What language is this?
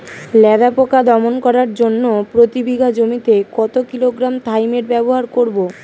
Bangla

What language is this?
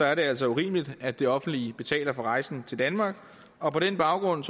Danish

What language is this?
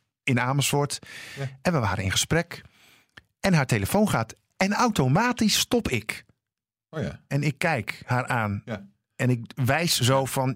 Dutch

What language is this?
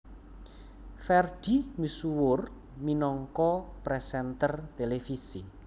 Javanese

